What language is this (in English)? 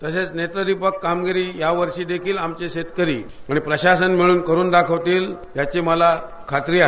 Marathi